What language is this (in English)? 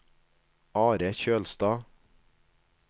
Norwegian